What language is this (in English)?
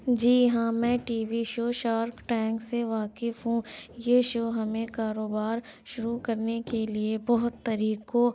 Urdu